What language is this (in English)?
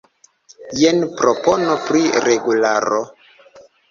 Esperanto